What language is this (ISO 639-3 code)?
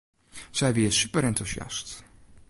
fry